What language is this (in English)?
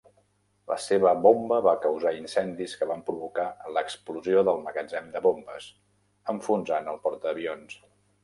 Catalan